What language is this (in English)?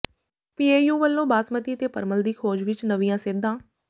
Punjabi